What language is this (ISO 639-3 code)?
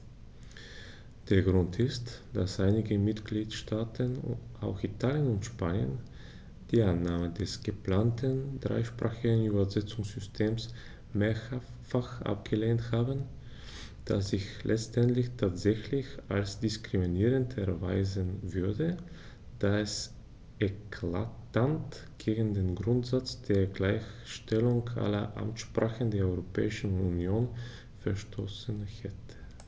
deu